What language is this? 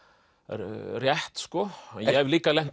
Icelandic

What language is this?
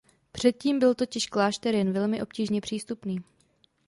Czech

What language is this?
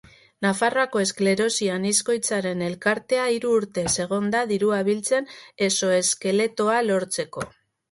Basque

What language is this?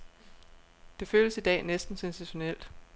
Danish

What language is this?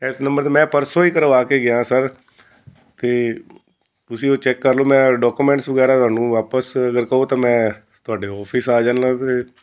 Punjabi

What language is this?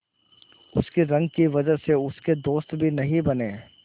Hindi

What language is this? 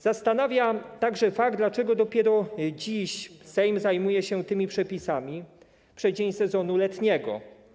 Polish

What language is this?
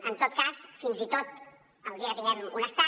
Catalan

